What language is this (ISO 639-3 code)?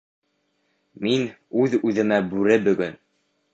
bak